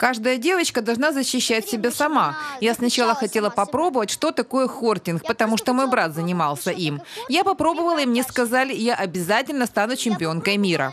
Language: Russian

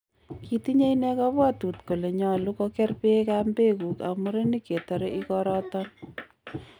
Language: Kalenjin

